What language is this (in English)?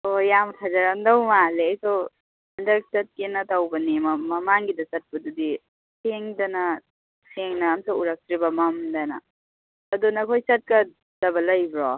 Manipuri